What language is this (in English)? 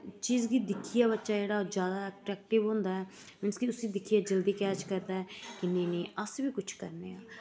Dogri